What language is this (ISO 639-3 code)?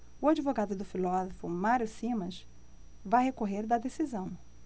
por